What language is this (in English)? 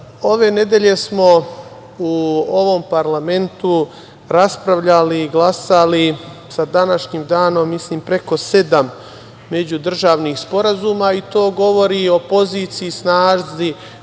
Serbian